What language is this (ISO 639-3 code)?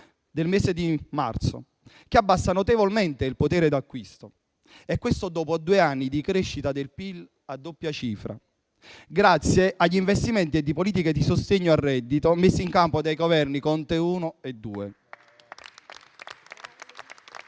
ita